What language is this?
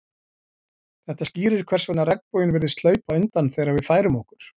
Icelandic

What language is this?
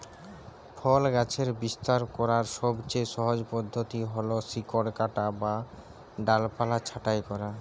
Bangla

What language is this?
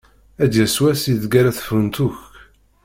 Kabyle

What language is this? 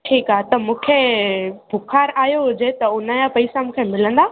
Sindhi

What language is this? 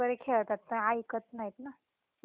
Marathi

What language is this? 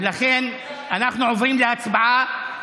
Hebrew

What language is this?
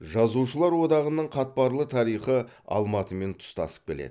Kazakh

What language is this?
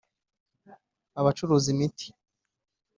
Kinyarwanda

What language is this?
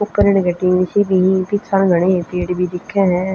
Haryanvi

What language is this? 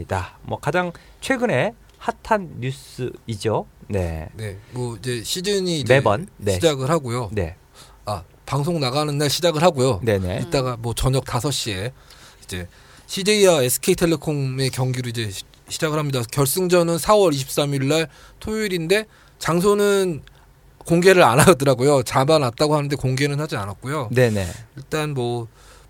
Korean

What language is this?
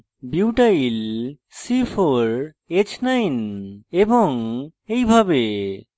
Bangla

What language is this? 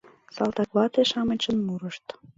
Mari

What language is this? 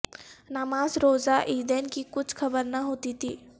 Urdu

